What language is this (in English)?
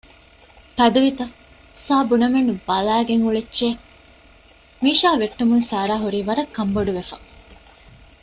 Divehi